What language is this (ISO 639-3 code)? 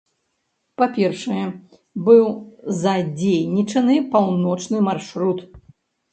bel